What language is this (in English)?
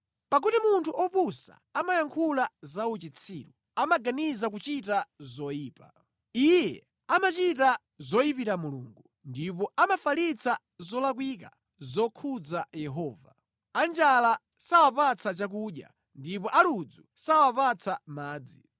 Nyanja